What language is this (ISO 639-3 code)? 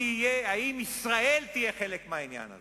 heb